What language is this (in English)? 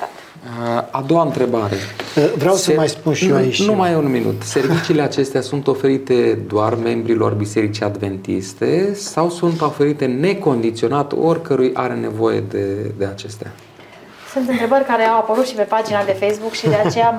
Romanian